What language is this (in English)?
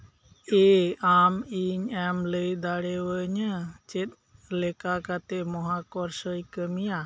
Santali